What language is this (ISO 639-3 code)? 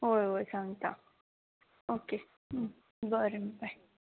kok